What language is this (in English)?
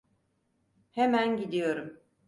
Turkish